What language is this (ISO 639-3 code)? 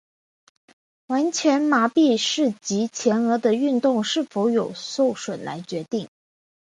zho